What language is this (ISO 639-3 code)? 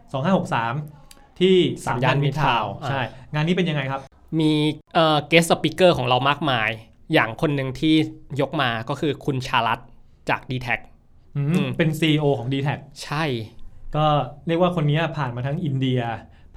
tha